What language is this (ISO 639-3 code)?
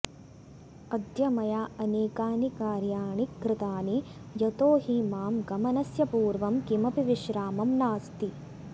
san